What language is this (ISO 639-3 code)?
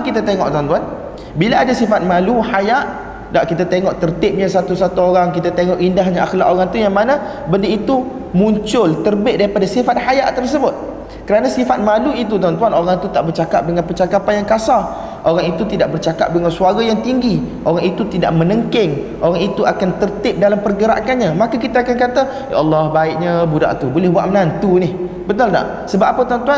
msa